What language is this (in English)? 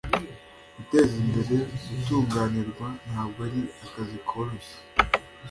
Kinyarwanda